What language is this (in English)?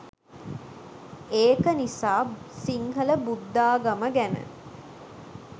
Sinhala